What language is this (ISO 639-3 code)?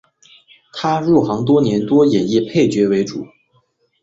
zho